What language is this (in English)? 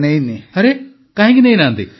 Odia